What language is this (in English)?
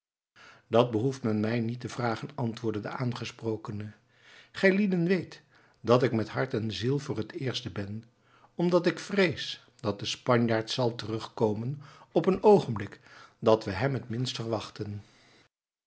Dutch